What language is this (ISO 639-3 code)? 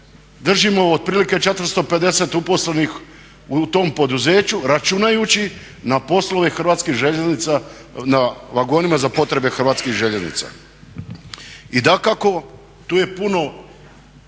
hrv